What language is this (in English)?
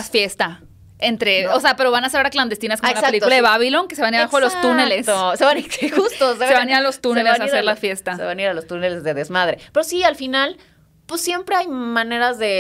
Spanish